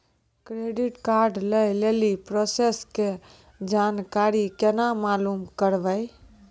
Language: Maithili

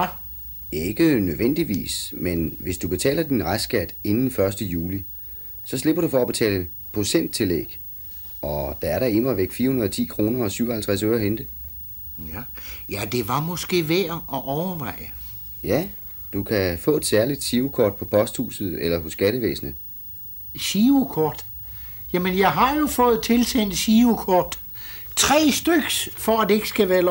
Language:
Danish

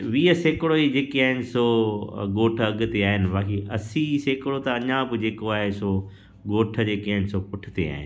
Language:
Sindhi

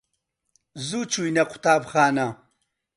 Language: Central Kurdish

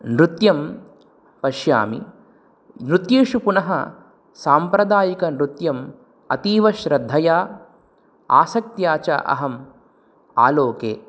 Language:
Sanskrit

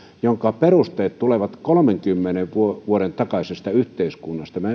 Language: Finnish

